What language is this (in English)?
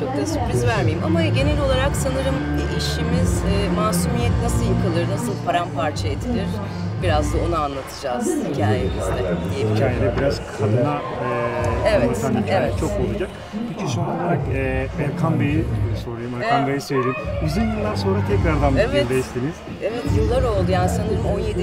Turkish